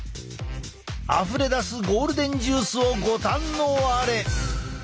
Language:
Japanese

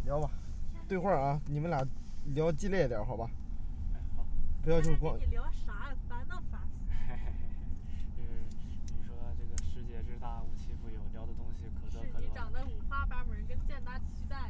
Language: Chinese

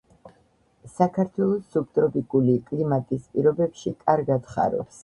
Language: Georgian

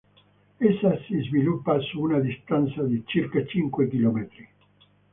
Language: Italian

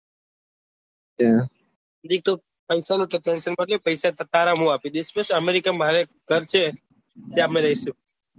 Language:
Gujarati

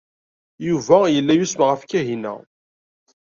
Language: Kabyle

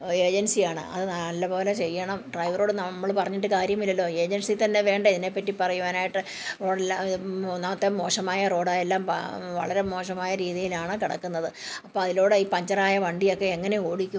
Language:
Malayalam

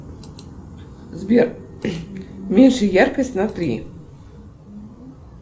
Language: Russian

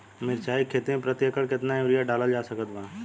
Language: Bhojpuri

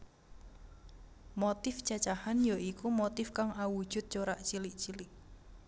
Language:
Javanese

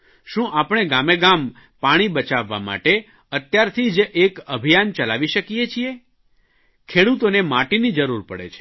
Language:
Gujarati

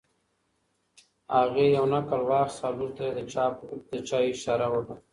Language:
Pashto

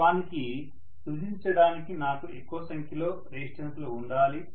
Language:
Telugu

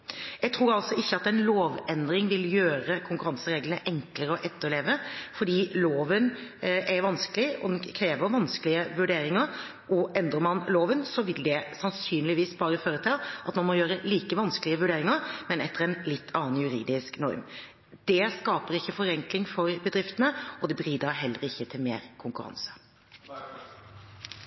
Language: Norwegian Bokmål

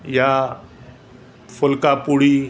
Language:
Sindhi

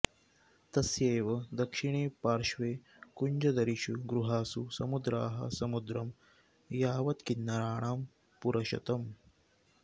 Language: Sanskrit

